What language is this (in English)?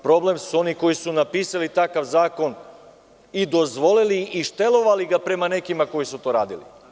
Serbian